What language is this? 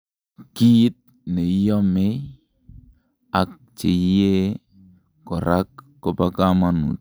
Kalenjin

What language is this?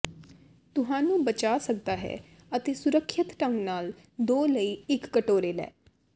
Punjabi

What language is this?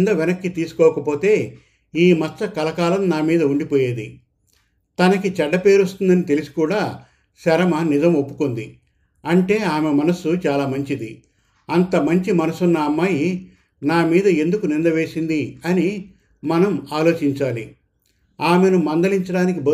Telugu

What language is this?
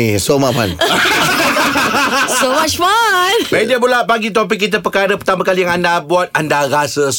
Malay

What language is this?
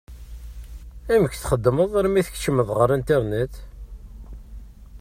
Kabyle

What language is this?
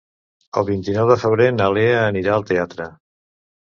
Catalan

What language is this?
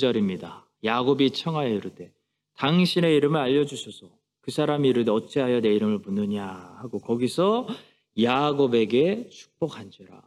Korean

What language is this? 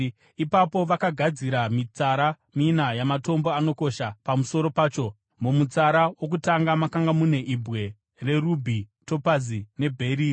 Shona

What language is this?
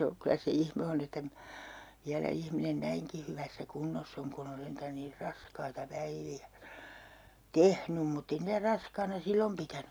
Finnish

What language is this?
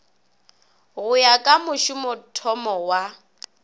Northern Sotho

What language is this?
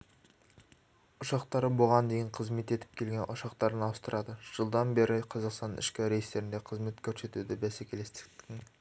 Kazakh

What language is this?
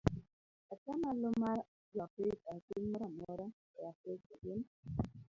Luo (Kenya and Tanzania)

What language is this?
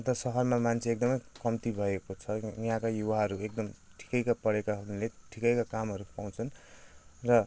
Nepali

